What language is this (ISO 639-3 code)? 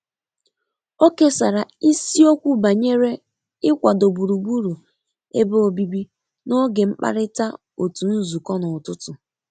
ibo